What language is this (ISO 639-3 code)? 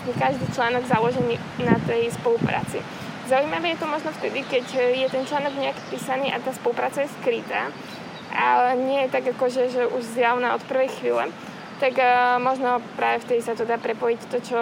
slk